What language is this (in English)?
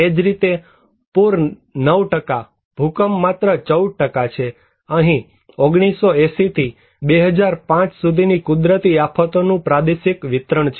Gujarati